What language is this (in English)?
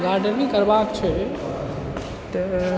Maithili